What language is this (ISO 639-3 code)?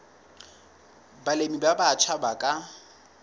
sot